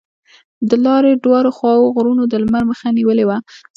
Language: Pashto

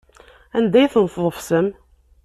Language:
Kabyle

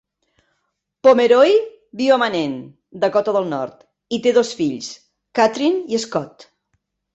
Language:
Catalan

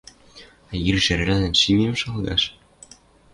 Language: Western Mari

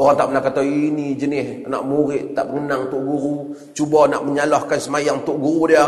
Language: Malay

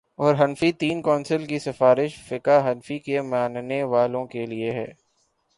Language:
Urdu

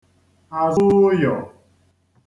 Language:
Igbo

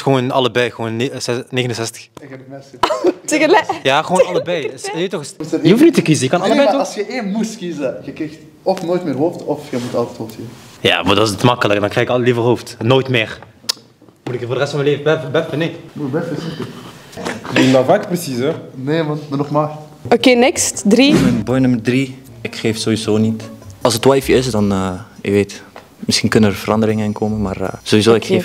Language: Dutch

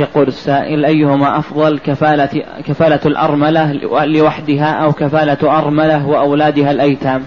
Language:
Arabic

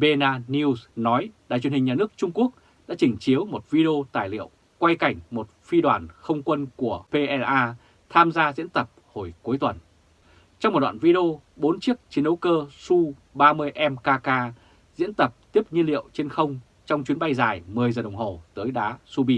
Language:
Vietnamese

